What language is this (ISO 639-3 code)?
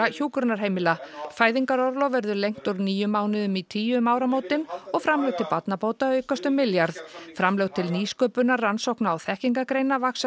isl